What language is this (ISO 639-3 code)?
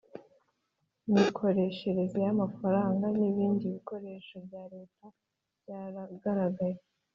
kin